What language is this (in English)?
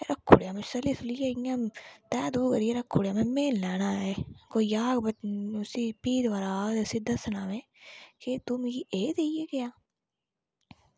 Dogri